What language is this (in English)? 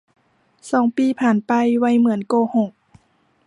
Thai